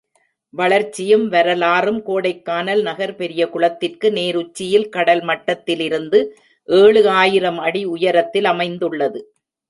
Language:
Tamil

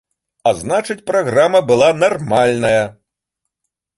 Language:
Belarusian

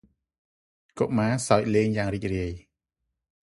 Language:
Khmer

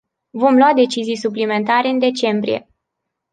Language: Romanian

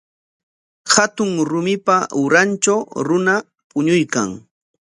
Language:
Corongo Ancash Quechua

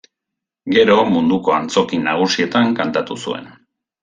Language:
Basque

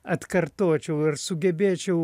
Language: Lithuanian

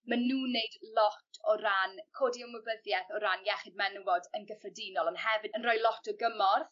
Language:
Welsh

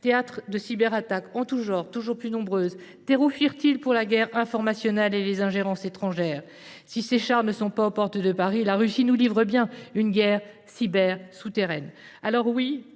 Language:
French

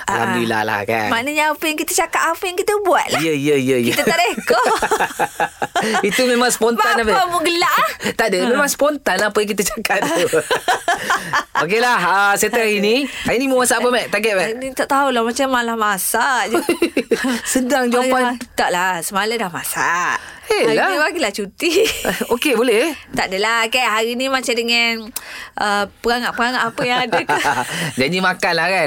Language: Malay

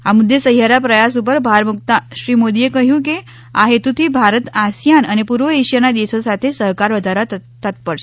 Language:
Gujarati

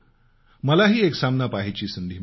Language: Marathi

